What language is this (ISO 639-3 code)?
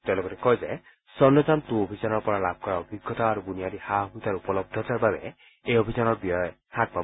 asm